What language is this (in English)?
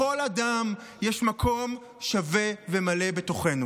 Hebrew